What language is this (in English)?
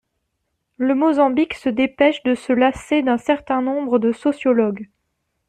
French